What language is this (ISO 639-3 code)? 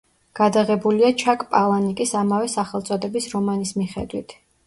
kat